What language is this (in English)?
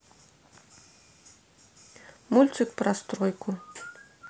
Russian